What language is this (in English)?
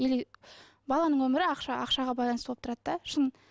Kazakh